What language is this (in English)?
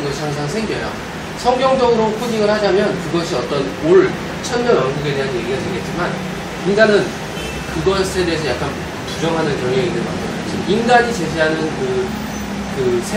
Korean